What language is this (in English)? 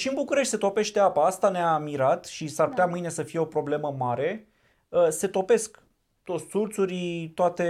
Romanian